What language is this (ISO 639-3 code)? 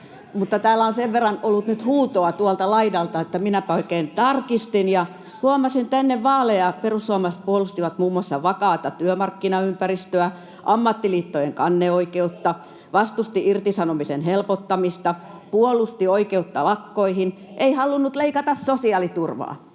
fin